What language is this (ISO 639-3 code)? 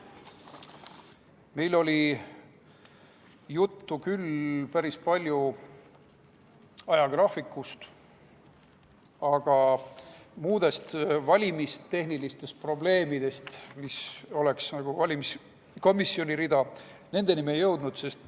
est